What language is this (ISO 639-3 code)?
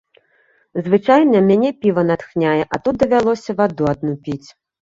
bel